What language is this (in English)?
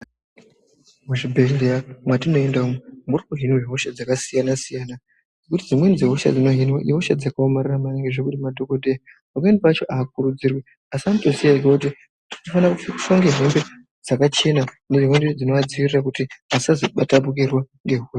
Ndau